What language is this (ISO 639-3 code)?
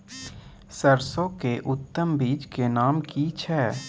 mai